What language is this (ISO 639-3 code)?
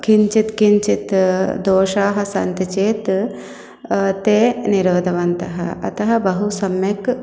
san